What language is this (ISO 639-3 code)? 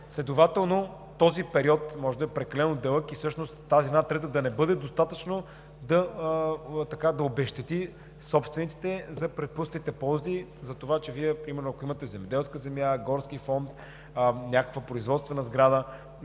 bul